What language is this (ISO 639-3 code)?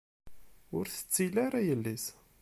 kab